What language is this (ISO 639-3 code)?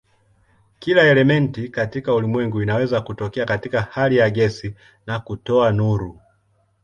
swa